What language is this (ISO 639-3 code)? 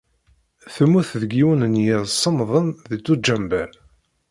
kab